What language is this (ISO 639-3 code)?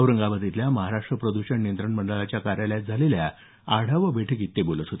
mar